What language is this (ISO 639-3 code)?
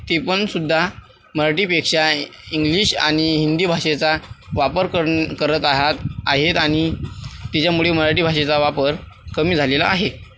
mar